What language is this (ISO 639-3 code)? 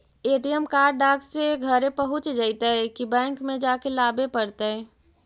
mag